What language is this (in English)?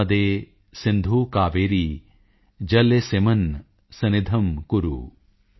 Punjabi